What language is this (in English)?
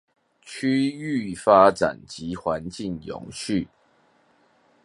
Chinese